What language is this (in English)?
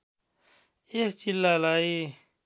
Nepali